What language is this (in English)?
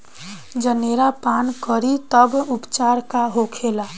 Bhojpuri